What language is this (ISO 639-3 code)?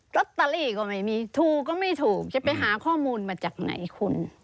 tha